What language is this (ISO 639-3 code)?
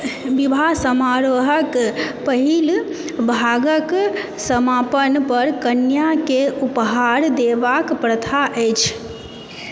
mai